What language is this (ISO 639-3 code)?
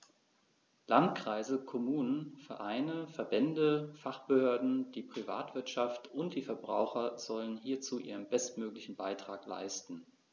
deu